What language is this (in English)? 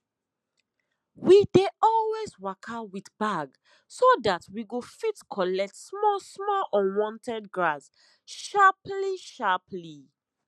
Nigerian Pidgin